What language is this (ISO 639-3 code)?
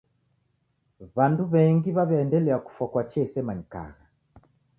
dav